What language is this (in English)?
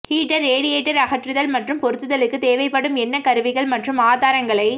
Tamil